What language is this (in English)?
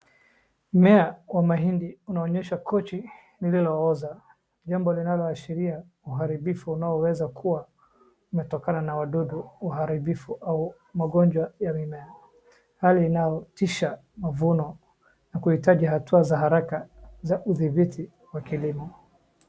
Swahili